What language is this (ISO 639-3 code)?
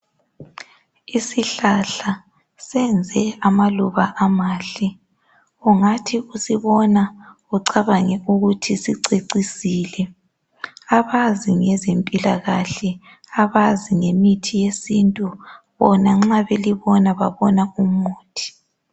nde